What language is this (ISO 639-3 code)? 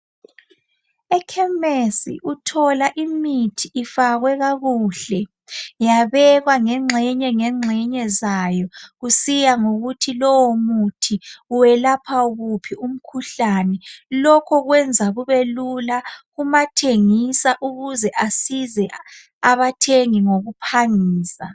nde